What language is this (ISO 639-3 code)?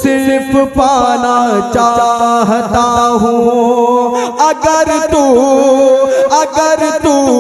hin